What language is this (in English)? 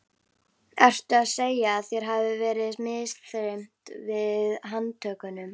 Icelandic